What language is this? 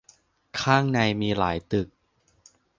Thai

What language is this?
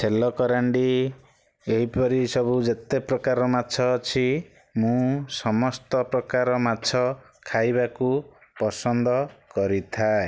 Odia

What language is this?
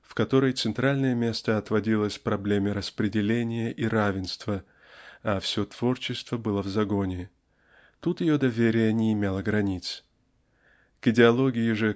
Russian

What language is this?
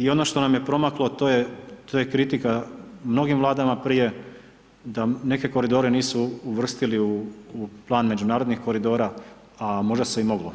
Croatian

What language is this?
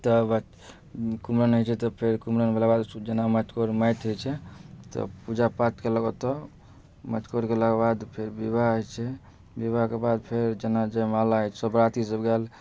Maithili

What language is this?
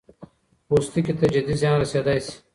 Pashto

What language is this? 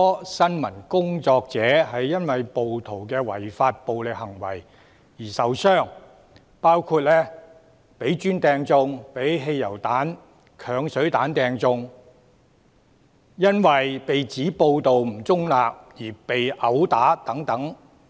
Cantonese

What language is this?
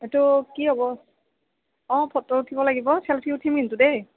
Assamese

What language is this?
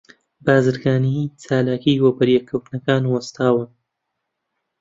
Central Kurdish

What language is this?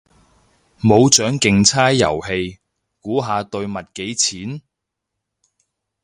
Cantonese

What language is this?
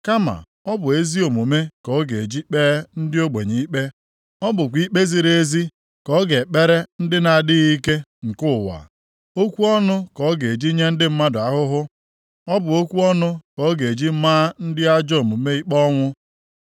Igbo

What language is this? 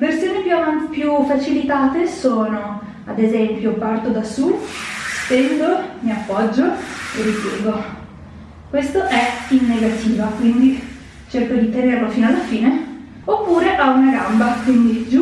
Italian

